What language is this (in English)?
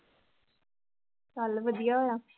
Punjabi